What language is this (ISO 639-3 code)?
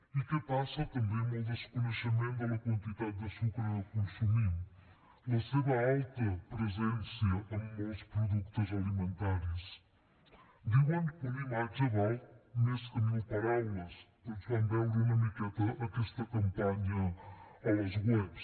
cat